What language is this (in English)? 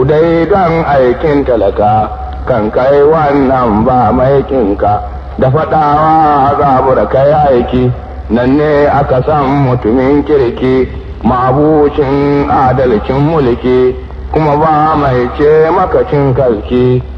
Arabic